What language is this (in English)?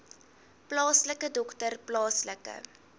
Afrikaans